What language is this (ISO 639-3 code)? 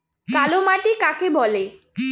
ben